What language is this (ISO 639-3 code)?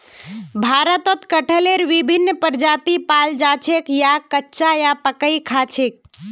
mag